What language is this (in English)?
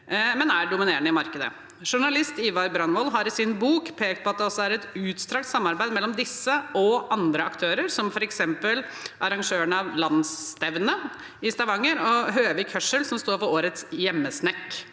Norwegian